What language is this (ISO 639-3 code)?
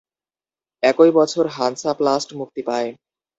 ben